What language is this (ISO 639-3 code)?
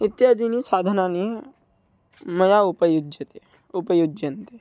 san